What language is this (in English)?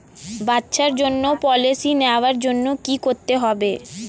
Bangla